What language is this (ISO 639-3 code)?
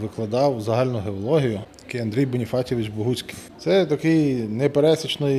ukr